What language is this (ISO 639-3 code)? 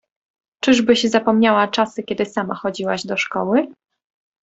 pol